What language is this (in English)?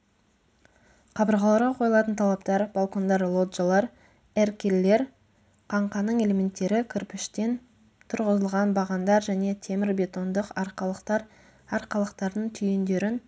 Kazakh